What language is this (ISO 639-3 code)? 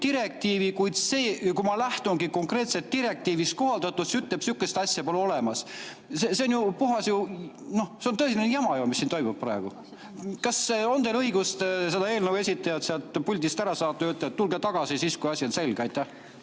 est